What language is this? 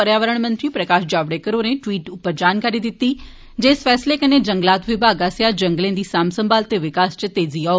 Dogri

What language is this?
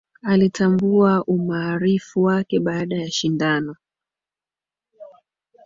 Swahili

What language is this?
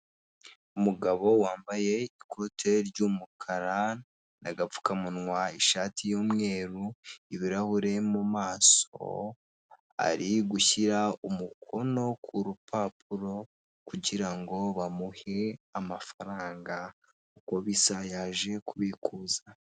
Kinyarwanda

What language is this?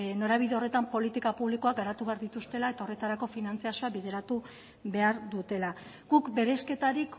Basque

